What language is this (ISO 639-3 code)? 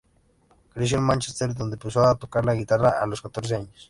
spa